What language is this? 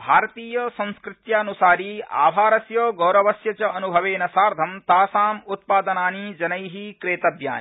Sanskrit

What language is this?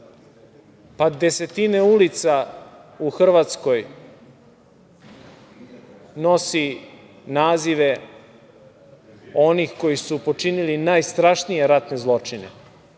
Serbian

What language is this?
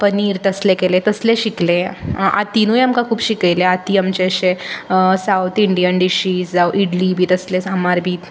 Konkani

